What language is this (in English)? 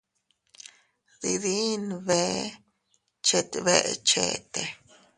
Teutila Cuicatec